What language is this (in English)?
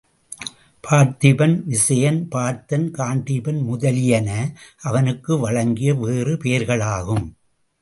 Tamil